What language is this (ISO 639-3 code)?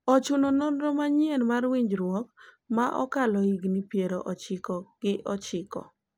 luo